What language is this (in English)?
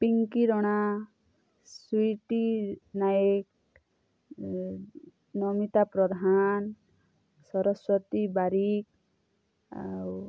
Odia